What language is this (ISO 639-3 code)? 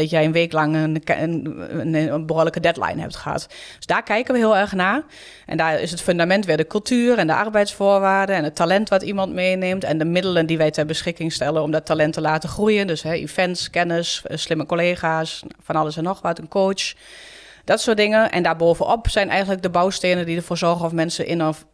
nld